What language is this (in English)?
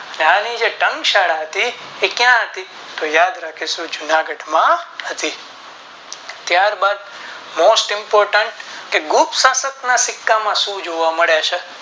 Gujarati